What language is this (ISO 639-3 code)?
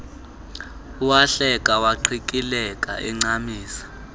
xho